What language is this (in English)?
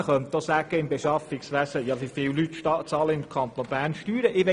Swiss German